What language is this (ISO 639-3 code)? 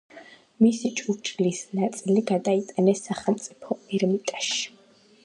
kat